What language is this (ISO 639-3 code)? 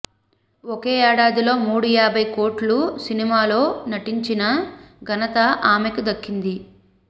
tel